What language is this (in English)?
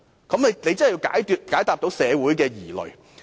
Cantonese